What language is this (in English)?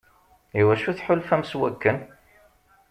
Kabyle